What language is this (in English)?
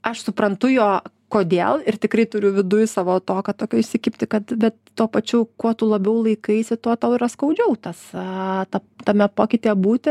Lithuanian